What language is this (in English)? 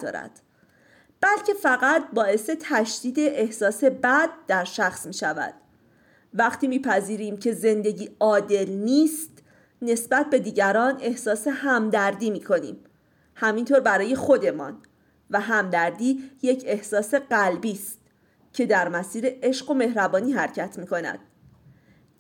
Persian